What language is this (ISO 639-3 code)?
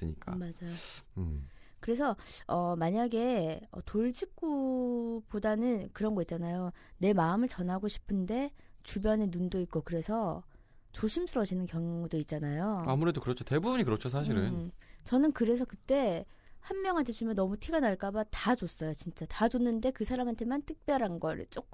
kor